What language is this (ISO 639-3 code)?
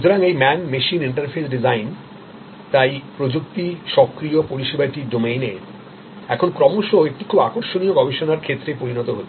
ben